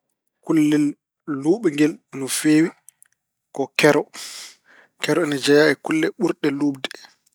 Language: Fula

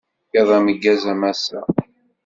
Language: Kabyle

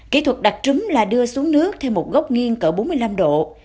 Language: Vietnamese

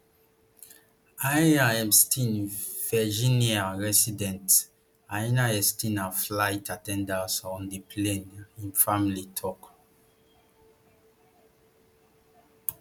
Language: Nigerian Pidgin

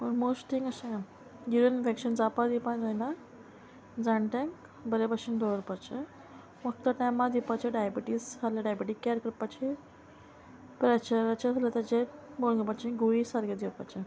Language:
Konkani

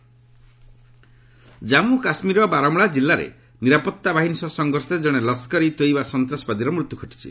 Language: Odia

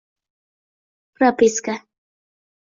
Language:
Uzbek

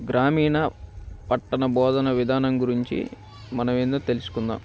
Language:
Telugu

